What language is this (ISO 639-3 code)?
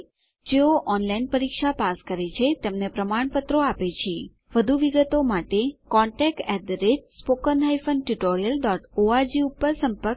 guj